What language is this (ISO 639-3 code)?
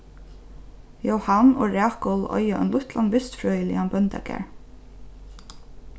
fao